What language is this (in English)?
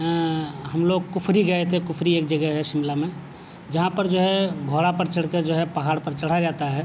Urdu